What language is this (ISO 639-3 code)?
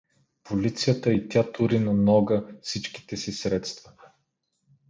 bul